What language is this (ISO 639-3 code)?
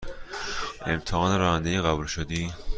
fas